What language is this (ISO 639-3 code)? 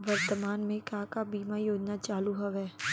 hne